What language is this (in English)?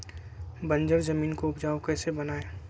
Magahi